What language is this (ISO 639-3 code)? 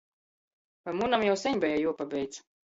ltg